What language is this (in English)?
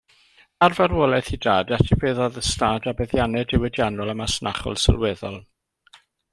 Welsh